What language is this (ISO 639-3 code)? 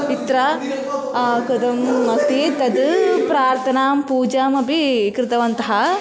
san